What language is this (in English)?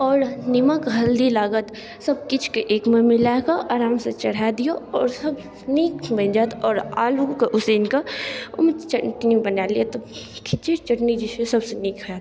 Maithili